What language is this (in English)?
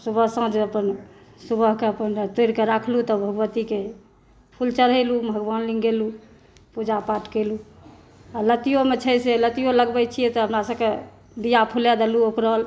Maithili